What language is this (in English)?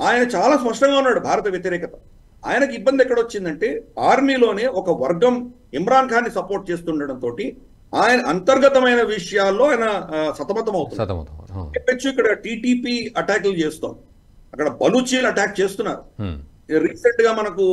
Telugu